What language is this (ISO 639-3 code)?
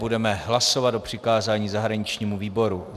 ces